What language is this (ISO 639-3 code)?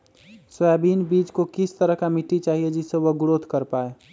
mag